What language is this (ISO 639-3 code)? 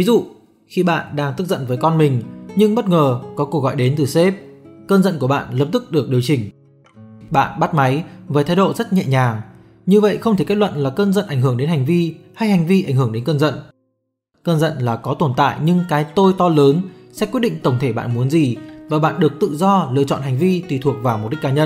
vie